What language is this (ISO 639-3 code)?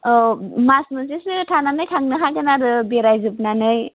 brx